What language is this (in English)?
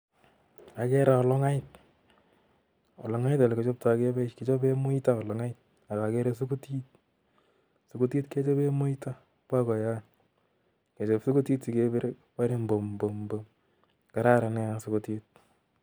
Kalenjin